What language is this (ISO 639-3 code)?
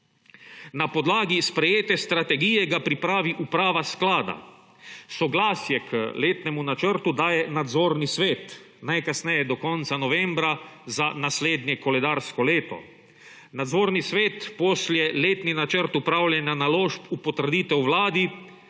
slv